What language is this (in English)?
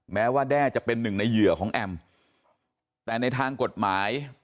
Thai